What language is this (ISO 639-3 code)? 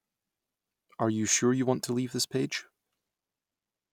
eng